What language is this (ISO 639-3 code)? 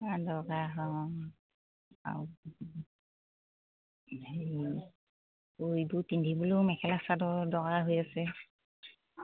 asm